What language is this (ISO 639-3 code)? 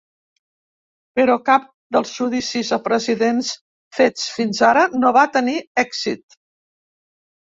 cat